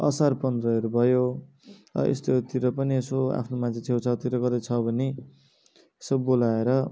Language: Nepali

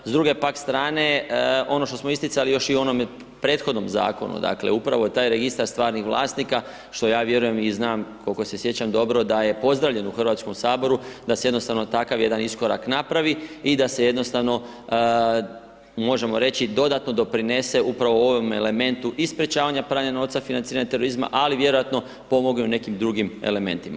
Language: Croatian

